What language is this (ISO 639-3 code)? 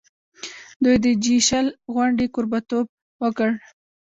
pus